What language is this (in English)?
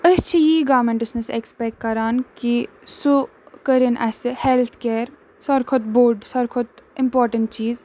Kashmiri